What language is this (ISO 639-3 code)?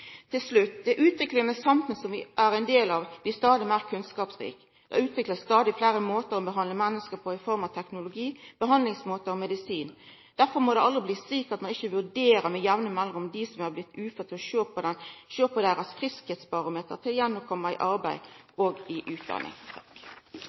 nno